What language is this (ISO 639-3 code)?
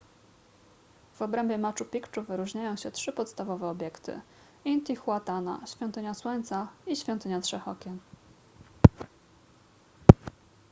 pol